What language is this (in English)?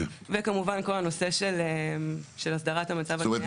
Hebrew